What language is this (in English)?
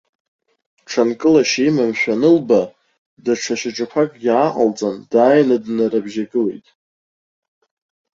Abkhazian